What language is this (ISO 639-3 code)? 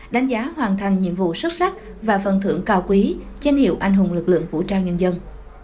vie